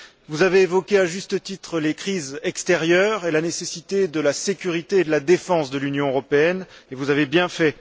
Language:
French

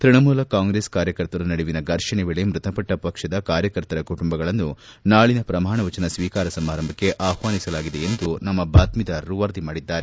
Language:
Kannada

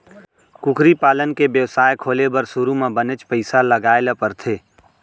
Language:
Chhattisgarhi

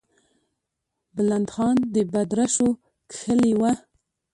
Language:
Pashto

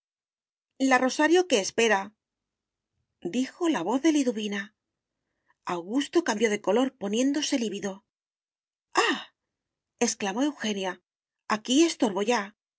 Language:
Spanish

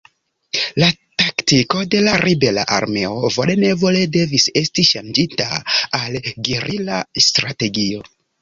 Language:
Esperanto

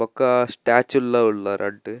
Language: Tulu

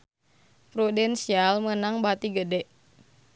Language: Sundanese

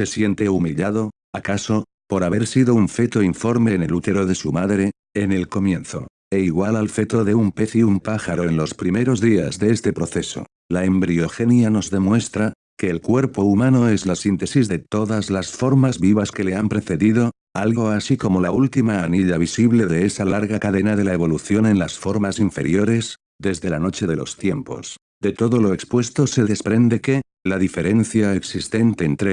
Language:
Spanish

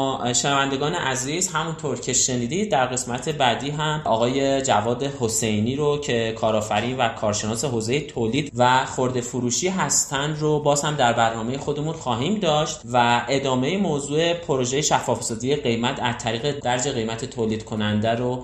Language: Persian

